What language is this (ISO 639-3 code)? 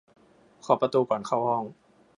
tha